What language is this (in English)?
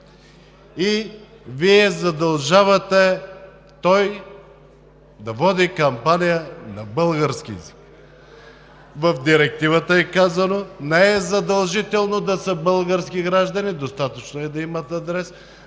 Bulgarian